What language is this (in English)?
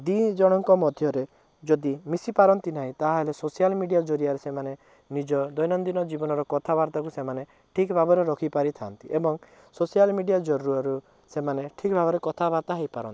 Odia